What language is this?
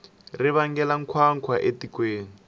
Tsonga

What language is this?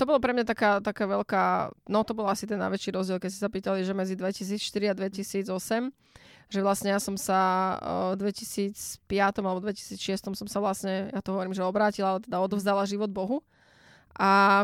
Slovak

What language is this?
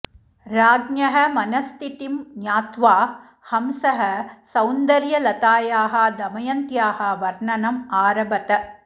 Sanskrit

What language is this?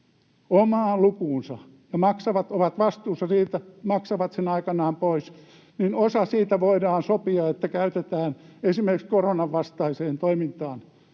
Finnish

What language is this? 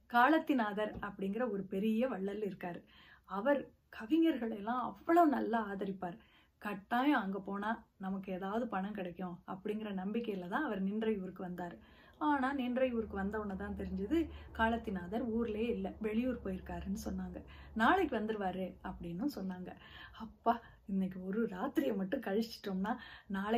Tamil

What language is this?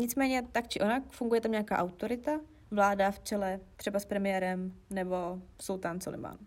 Czech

